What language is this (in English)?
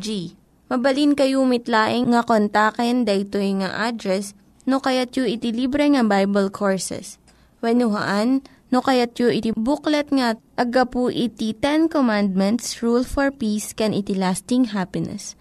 Filipino